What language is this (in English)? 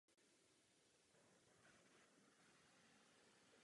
Czech